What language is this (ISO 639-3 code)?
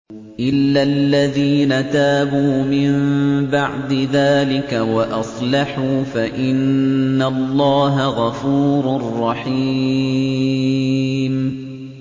ara